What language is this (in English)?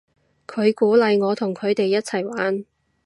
Cantonese